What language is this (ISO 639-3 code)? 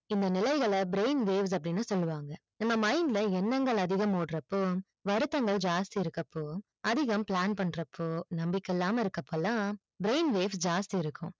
tam